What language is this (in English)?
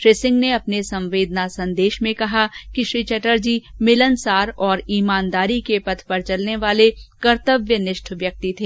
Hindi